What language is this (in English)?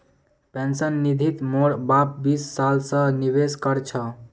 Magahi